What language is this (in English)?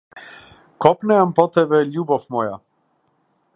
Macedonian